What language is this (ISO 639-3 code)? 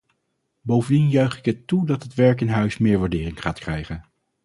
nld